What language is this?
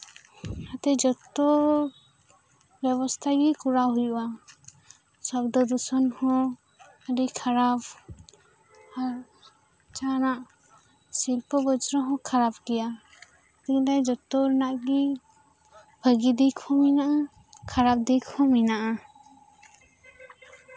Santali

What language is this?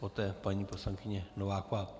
Czech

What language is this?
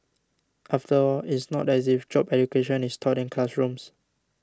English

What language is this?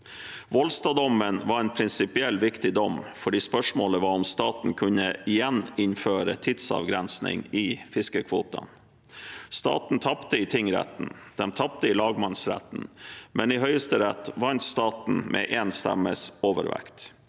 Norwegian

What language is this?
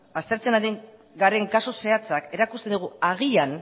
Basque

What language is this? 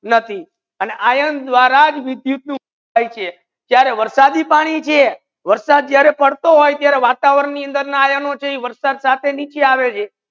Gujarati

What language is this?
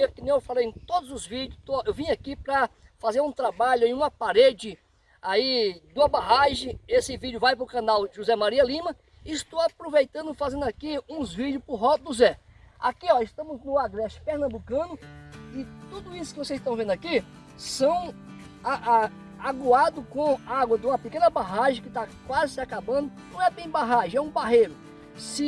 Portuguese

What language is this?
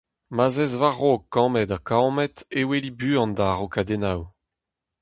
Breton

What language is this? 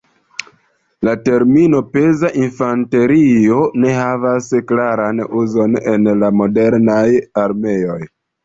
Esperanto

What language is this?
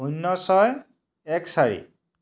Assamese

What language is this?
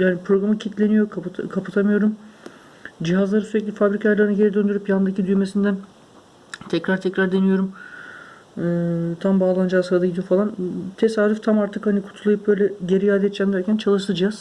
Turkish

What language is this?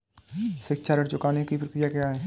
Hindi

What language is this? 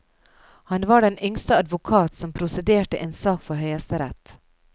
Norwegian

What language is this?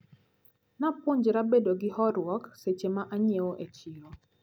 Luo (Kenya and Tanzania)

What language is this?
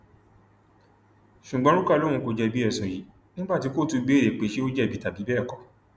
Yoruba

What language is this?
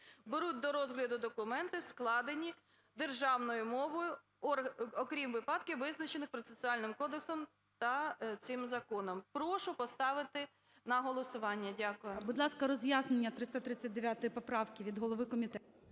Ukrainian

